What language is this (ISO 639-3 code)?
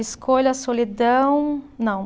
por